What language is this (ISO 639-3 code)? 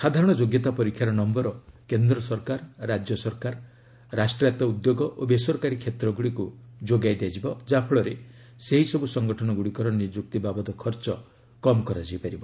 ori